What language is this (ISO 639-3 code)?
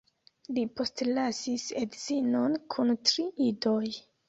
epo